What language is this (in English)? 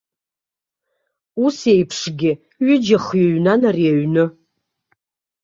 Abkhazian